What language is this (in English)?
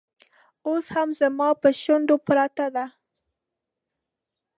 Pashto